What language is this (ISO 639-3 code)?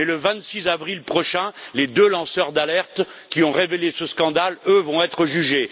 fra